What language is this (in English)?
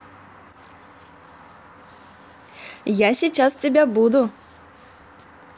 Russian